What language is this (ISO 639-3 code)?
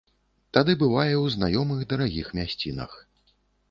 bel